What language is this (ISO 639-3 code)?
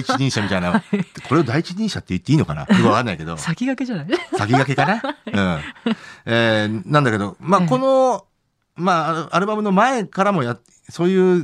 jpn